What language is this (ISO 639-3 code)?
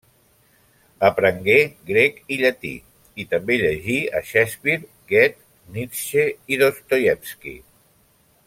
cat